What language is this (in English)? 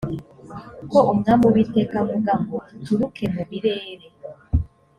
Kinyarwanda